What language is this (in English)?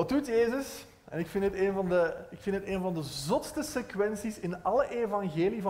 Dutch